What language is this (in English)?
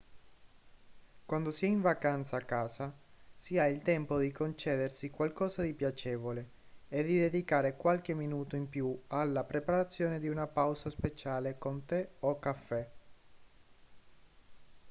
Italian